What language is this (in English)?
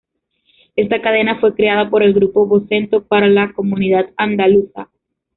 Spanish